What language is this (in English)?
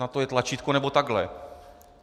Czech